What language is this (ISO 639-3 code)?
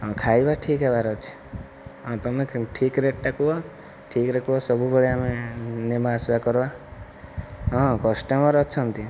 ori